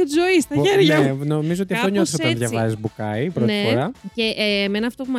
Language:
Greek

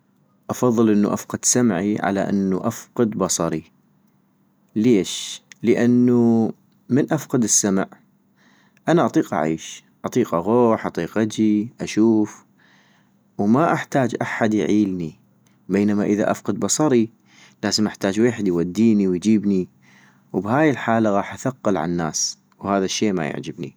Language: North Mesopotamian Arabic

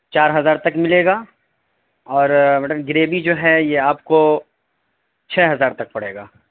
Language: Urdu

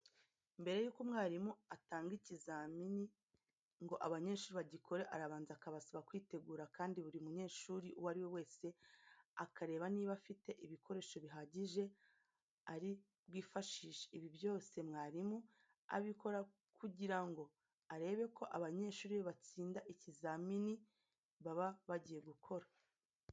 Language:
Kinyarwanda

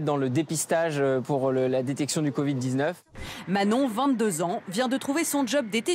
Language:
French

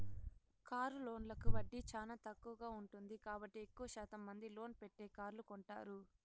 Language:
Telugu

